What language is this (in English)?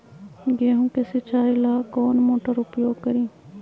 Magahi